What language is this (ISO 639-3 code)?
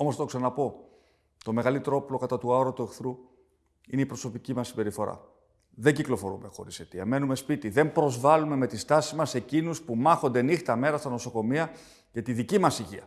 ell